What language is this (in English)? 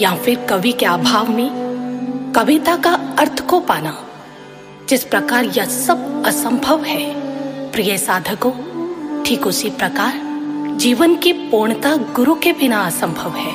Hindi